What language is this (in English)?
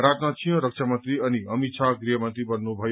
Nepali